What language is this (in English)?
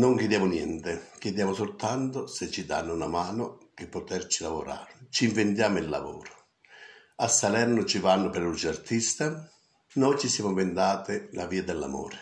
Italian